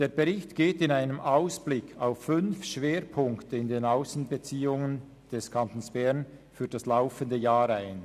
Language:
Swiss German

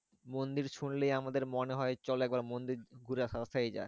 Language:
Bangla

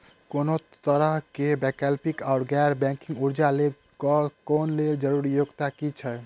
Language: Maithili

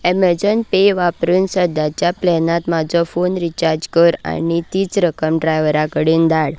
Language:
Konkani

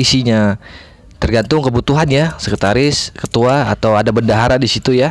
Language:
Indonesian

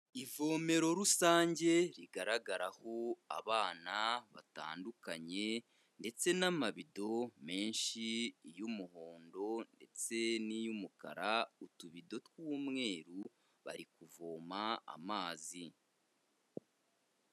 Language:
Kinyarwanda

